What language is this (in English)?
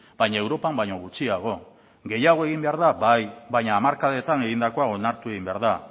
Basque